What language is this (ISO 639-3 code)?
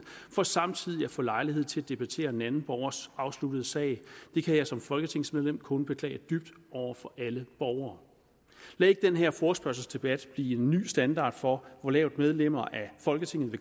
dan